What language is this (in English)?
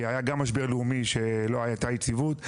Hebrew